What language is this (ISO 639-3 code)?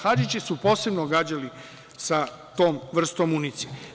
srp